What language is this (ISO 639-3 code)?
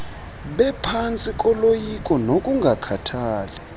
xho